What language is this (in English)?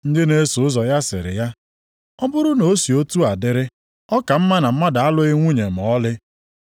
Igbo